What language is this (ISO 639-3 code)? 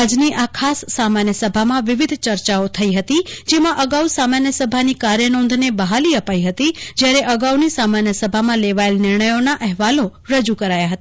guj